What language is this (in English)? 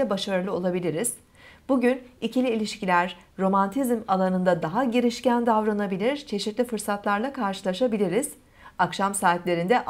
Turkish